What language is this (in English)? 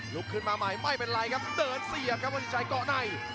Thai